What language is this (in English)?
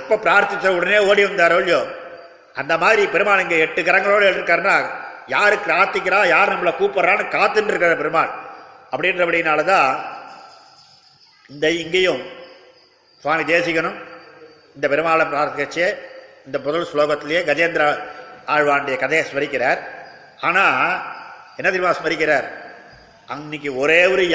Tamil